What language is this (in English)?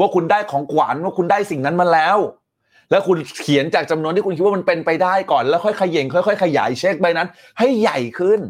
Thai